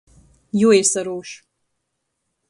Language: Latgalian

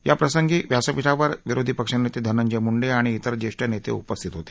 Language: Marathi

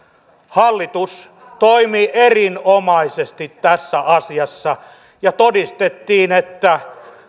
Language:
Finnish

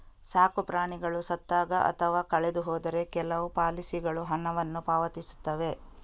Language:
Kannada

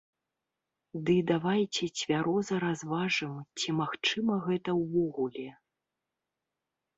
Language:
Belarusian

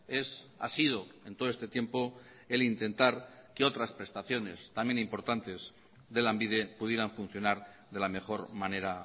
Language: Spanish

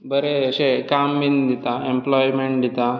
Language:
Konkani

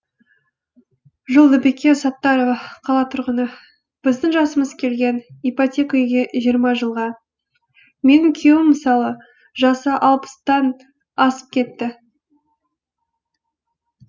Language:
Kazakh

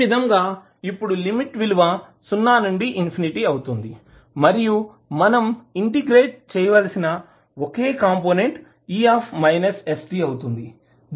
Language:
Telugu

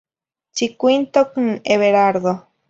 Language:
Zacatlán-Ahuacatlán-Tepetzintla Nahuatl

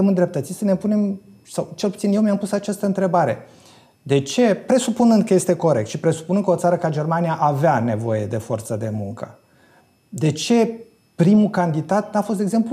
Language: Romanian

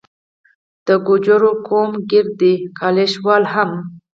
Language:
Pashto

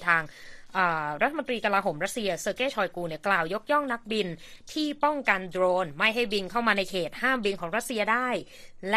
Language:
Thai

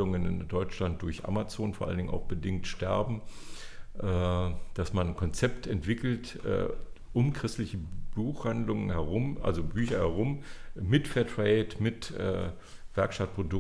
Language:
German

